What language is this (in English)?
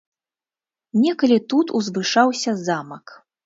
Belarusian